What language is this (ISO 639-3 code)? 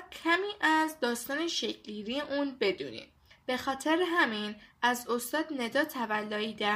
fas